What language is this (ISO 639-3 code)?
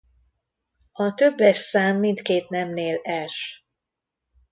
hun